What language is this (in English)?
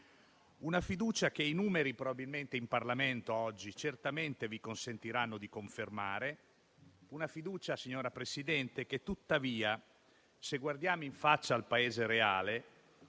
Italian